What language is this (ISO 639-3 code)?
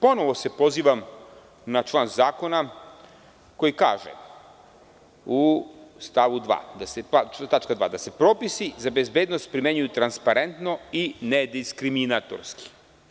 srp